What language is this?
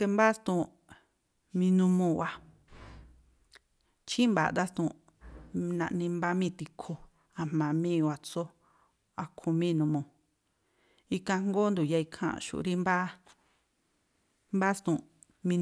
Tlacoapa Me'phaa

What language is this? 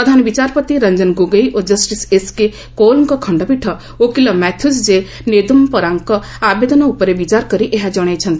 Odia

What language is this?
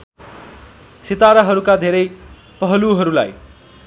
Nepali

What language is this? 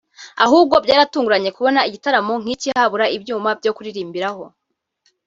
Kinyarwanda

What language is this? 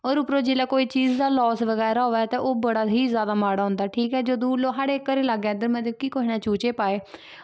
Dogri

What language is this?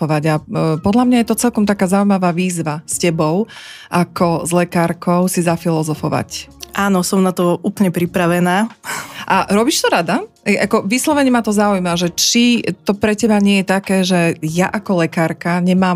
Slovak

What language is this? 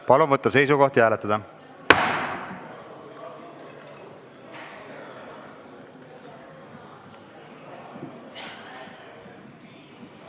Estonian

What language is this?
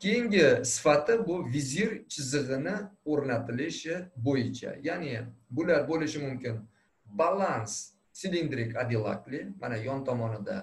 Turkish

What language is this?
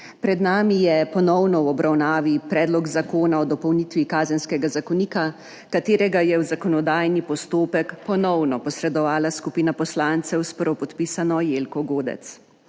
Slovenian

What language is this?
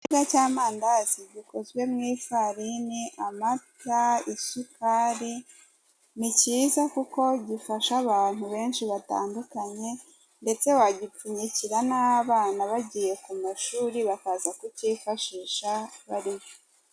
Kinyarwanda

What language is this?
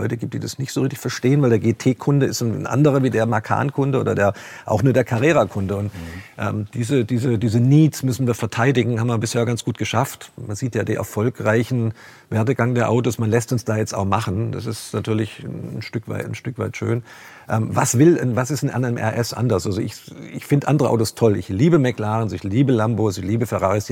German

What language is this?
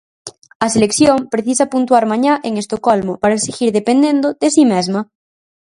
Galician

